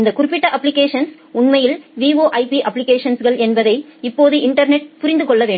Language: Tamil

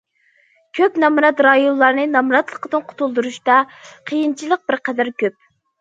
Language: Uyghur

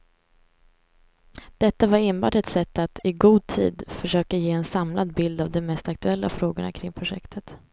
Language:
Swedish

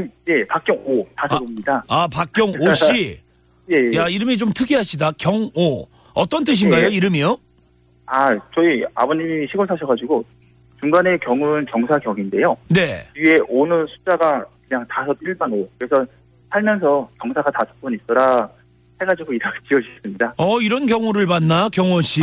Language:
Korean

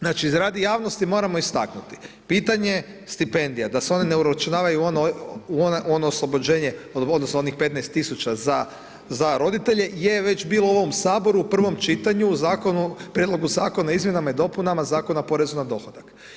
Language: Croatian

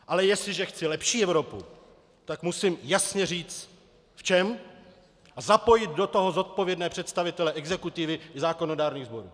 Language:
Czech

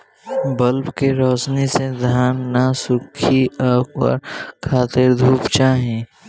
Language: Bhojpuri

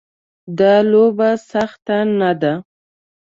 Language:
Pashto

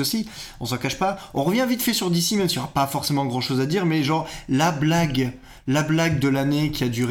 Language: French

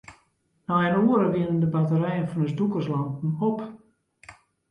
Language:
Western Frisian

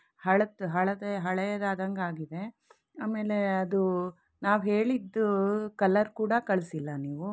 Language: Kannada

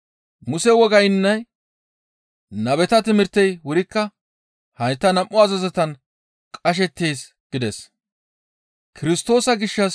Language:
Gamo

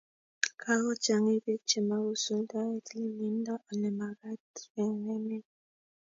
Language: Kalenjin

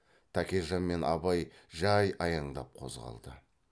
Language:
Kazakh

